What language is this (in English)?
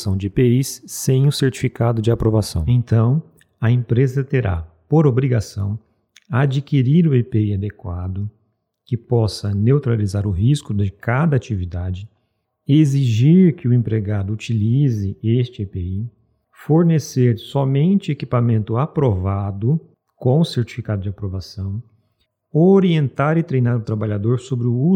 Portuguese